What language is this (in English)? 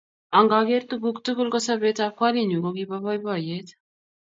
Kalenjin